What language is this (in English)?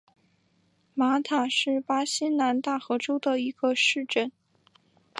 Chinese